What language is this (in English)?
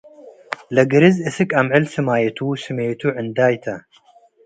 Tigre